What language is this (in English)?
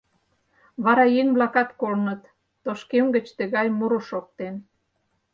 Mari